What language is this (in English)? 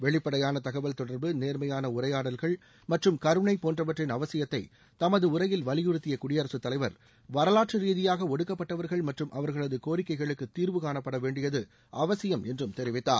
Tamil